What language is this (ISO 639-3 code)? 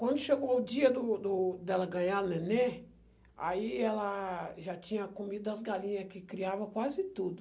por